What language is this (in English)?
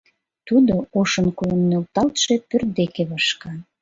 Mari